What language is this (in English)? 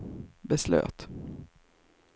Swedish